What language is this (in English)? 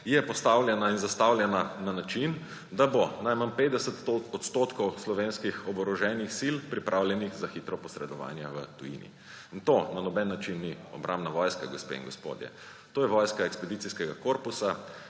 Slovenian